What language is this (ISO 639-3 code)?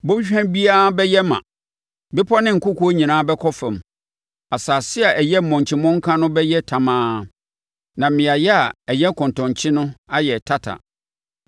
aka